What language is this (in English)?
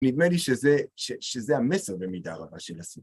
Hebrew